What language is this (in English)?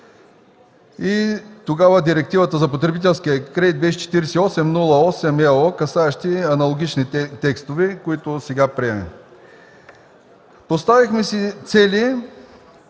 Bulgarian